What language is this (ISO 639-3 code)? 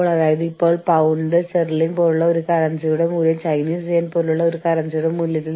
mal